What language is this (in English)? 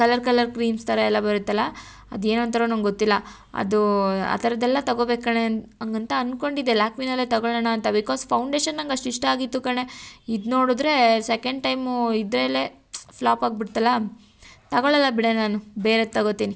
Kannada